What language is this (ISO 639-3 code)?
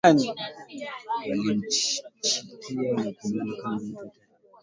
swa